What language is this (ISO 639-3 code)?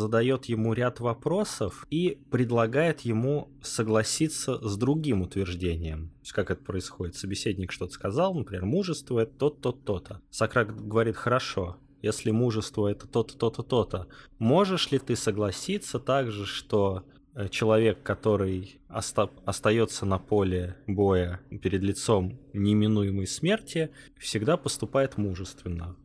rus